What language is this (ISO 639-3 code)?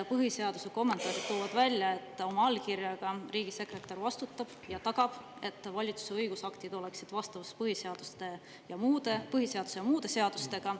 est